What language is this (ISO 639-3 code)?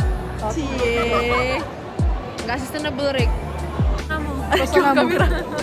ind